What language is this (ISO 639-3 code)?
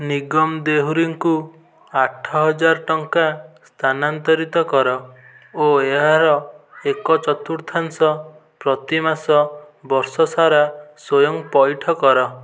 ori